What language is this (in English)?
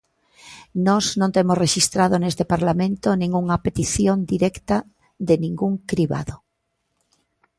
Galician